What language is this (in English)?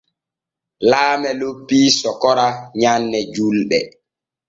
Borgu Fulfulde